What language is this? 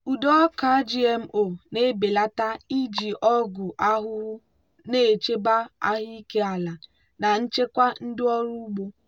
Igbo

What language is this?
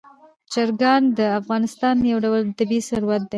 Pashto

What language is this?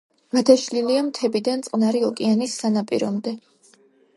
Georgian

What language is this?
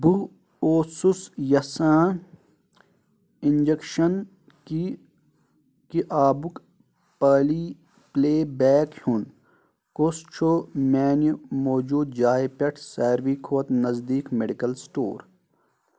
Kashmiri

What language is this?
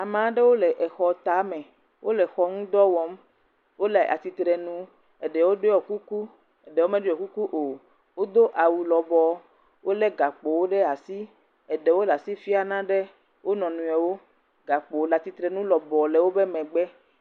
Ewe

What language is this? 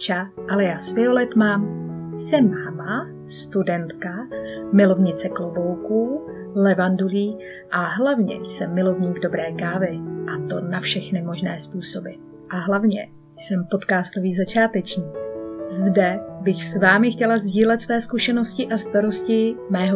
Czech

